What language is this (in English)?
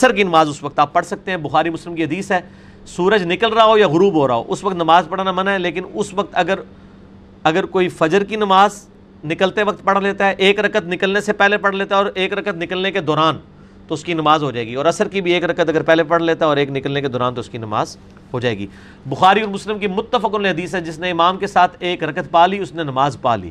Urdu